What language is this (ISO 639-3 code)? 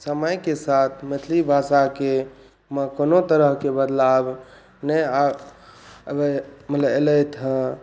mai